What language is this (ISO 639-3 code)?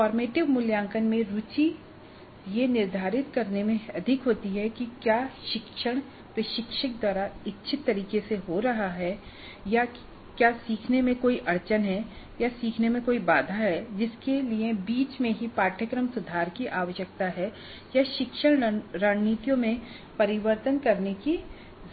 hin